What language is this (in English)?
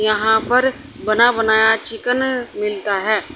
Hindi